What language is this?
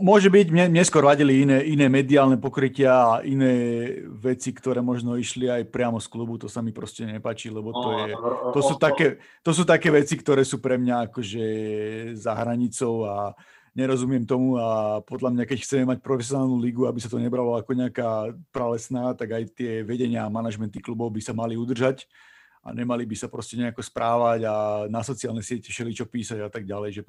Slovak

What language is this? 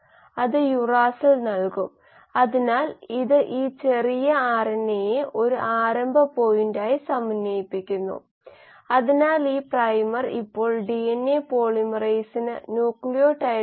Malayalam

